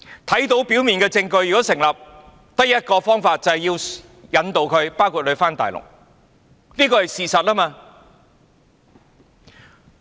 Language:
Cantonese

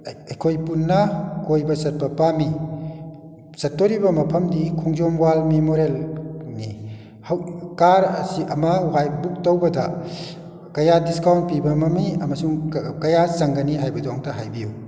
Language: Manipuri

